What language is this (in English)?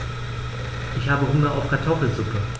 German